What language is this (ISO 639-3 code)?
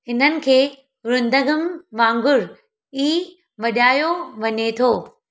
snd